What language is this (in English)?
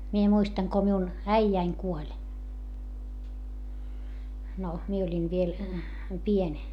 Finnish